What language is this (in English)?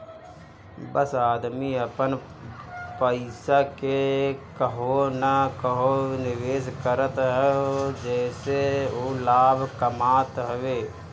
Bhojpuri